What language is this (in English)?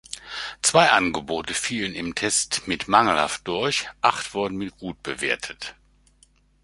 German